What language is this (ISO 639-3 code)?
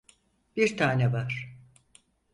tur